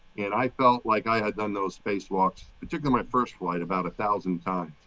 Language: English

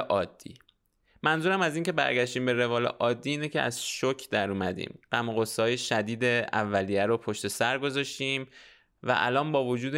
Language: Persian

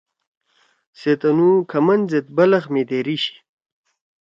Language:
Torwali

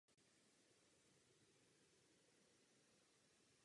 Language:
Czech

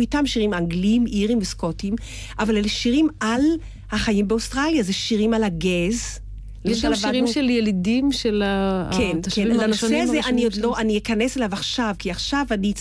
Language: Hebrew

